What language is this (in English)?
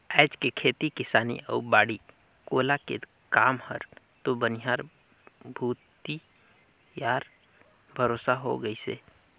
Chhattisgarhi